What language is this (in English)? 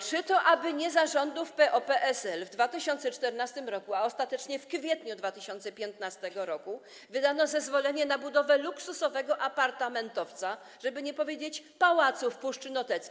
Polish